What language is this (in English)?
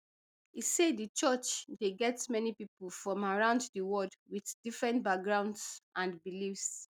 Nigerian Pidgin